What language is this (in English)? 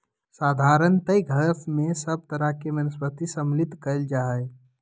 Magahi